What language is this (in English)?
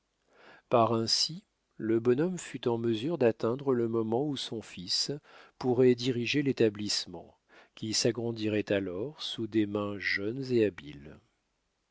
French